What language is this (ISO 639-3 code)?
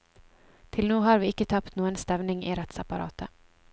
nor